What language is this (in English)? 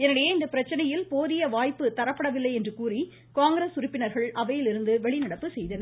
Tamil